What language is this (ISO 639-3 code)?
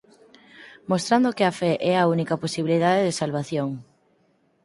glg